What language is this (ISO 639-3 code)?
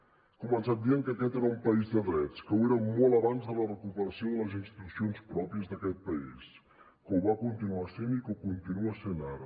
cat